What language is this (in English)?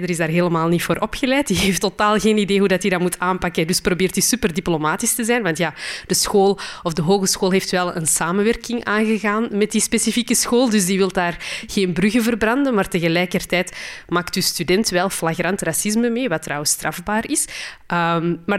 Dutch